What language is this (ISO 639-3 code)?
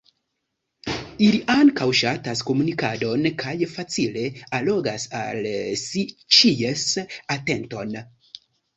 epo